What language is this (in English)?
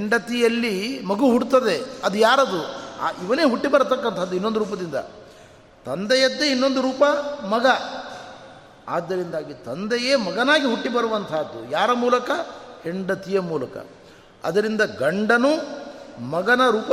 Kannada